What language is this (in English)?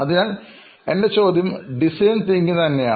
Malayalam